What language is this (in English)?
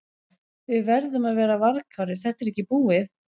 Icelandic